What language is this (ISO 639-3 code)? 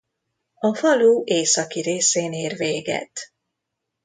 hun